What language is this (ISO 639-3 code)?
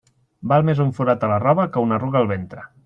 cat